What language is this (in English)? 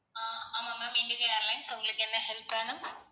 Tamil